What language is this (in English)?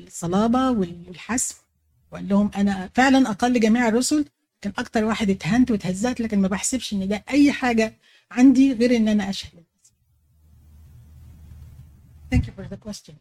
Arabic